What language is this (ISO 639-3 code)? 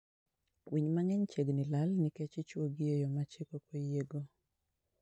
luo